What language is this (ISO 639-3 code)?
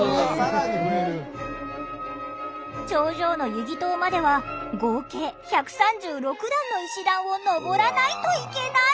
jpn